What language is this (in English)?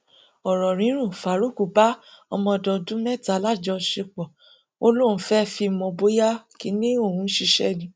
Yoruba